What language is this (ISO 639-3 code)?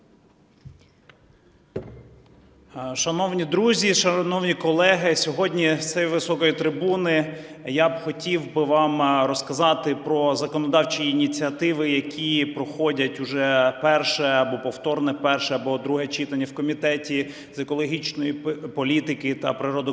ukr